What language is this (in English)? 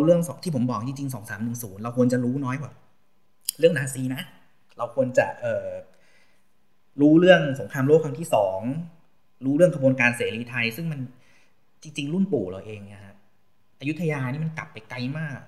Thai